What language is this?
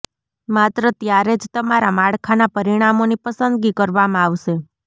Gujarati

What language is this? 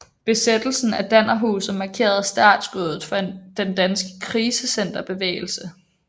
Danish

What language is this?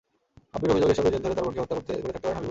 Bangla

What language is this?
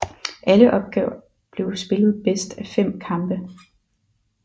Danish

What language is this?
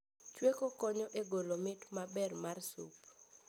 Luo (Kenya and Tanzania)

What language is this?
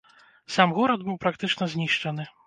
Belarusian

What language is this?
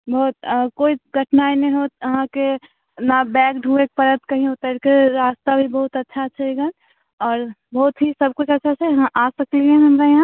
Maithili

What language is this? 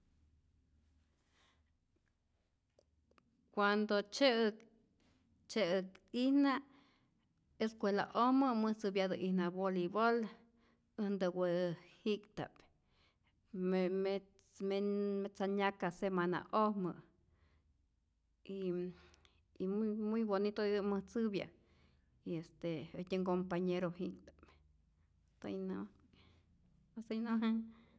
Rayón Zoque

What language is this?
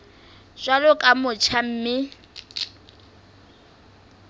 Southern Sotho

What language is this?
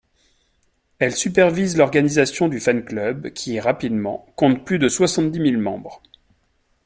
French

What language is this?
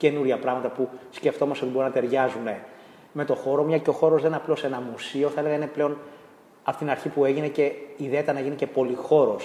Greek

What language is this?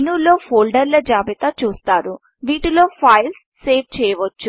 Telugu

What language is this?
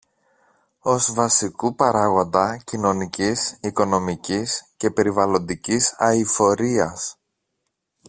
Greek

